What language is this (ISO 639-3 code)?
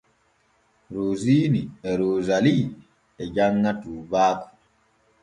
fue